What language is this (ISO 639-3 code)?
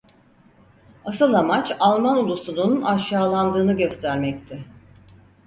tur